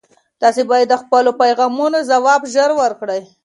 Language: Pashto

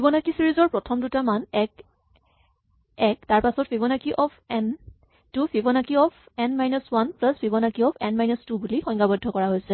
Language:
Assamese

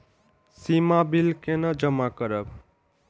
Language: Maithili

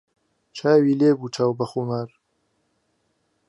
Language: Central Kurdish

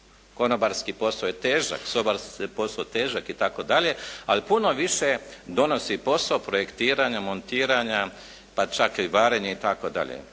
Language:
Croatian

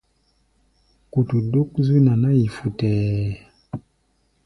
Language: Gbaya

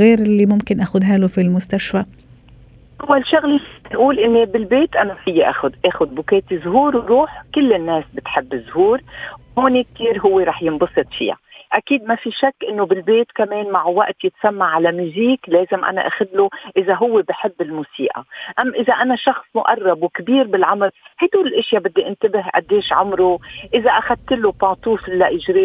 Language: Arabic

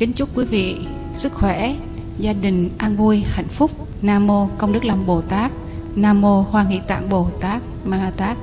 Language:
Vietnamese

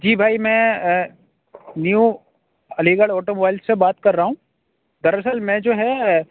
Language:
Urdu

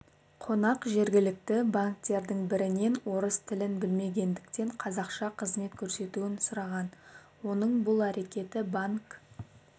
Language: Kazakh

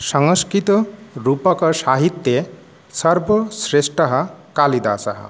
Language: Sanskrit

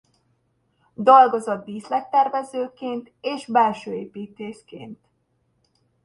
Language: Hungarian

